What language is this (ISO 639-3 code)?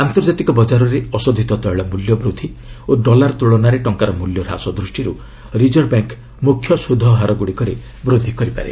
ori